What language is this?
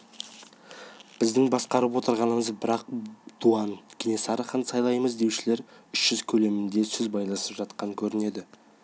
Kazakh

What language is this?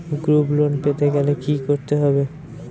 Bangla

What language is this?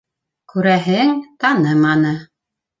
Bashkir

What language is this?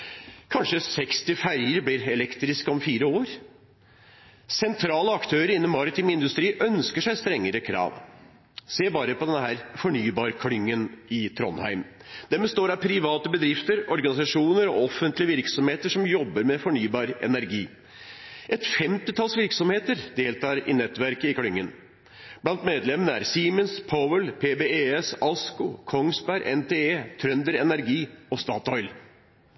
Norwegian Bokmål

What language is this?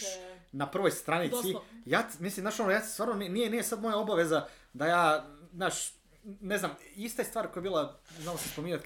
Croatian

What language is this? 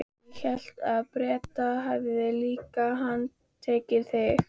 Icelandic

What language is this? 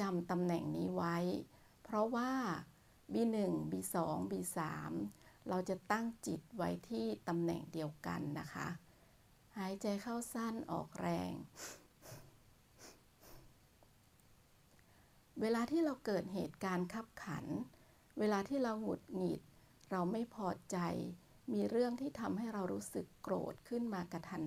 Thai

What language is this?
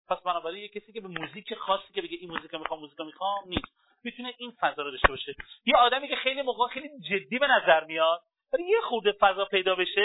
Persian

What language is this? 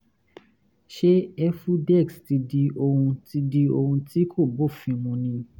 Yoruba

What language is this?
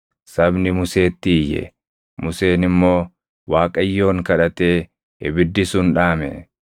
Oromo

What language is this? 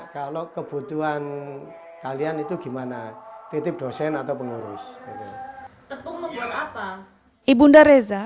Indonesian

